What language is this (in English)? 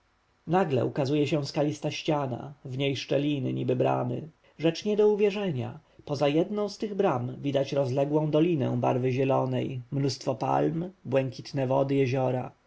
Polish